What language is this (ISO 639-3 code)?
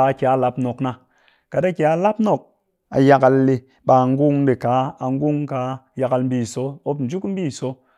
cky